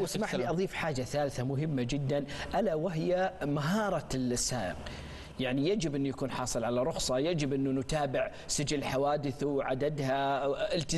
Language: Arabic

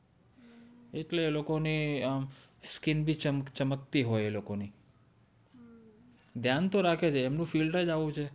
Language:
Gujarati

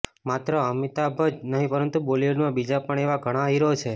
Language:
Gujarati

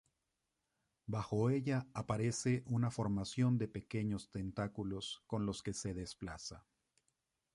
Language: Spanish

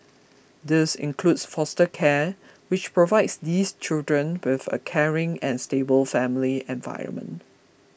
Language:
English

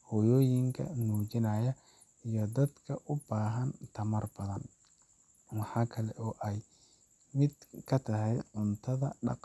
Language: Somali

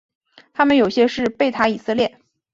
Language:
Chinese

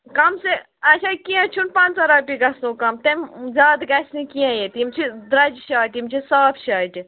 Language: Kashmiri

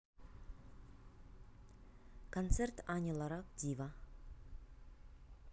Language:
Russian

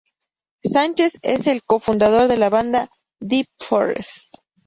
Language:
Spanish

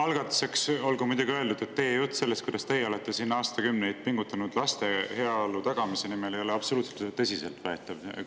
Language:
Estonian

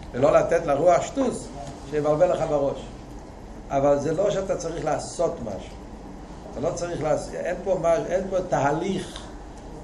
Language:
Hebrew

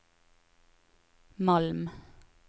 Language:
Norwegian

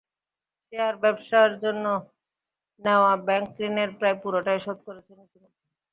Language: Bangla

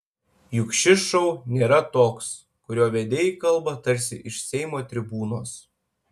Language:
Lithuanian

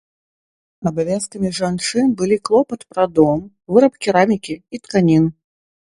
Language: Belarusian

